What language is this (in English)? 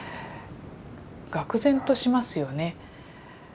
Japanese